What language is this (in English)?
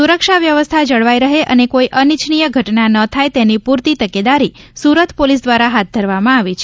Gujarati